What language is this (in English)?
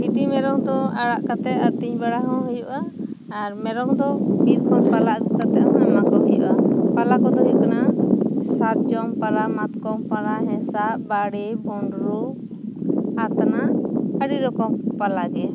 Santali